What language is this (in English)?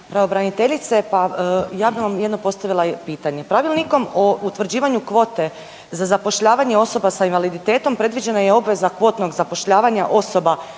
Croatian